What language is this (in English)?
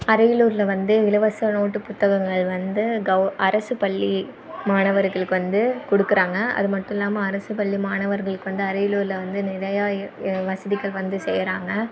Tamil